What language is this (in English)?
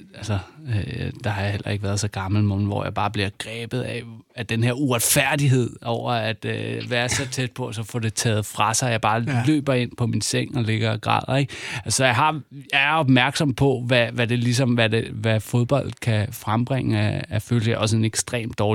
Danish